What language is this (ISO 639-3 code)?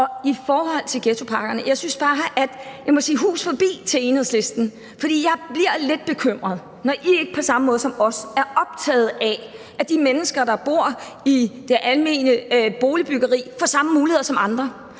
dan